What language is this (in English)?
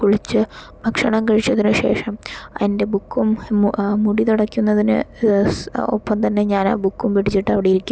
Malayalam